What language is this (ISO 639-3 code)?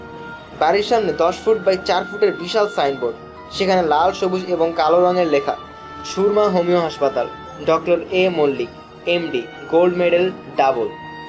ben